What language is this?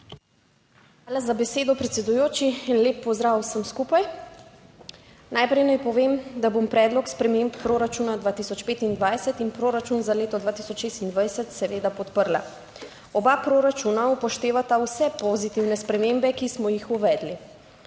Slovenian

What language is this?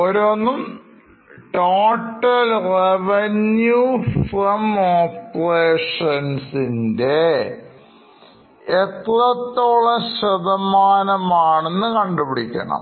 Malayalam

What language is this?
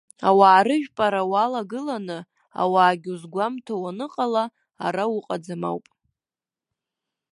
Abkhazian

